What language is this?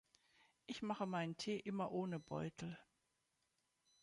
German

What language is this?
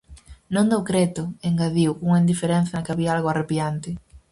Galician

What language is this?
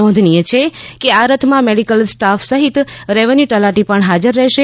Gujarati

